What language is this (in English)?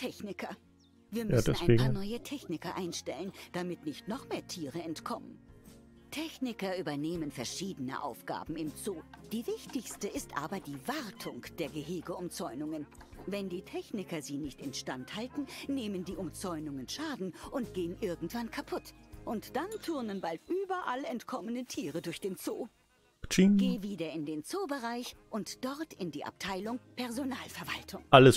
German